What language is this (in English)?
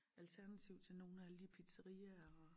Danish